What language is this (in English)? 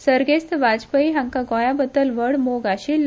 Konkani